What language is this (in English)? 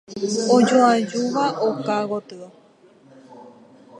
Guarani